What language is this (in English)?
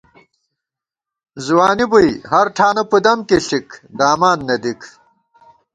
Gawar-Bati